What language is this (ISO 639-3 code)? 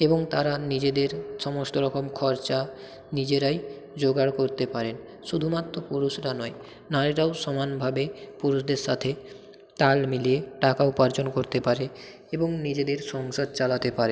ben